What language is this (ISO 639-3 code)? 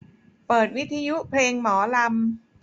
tha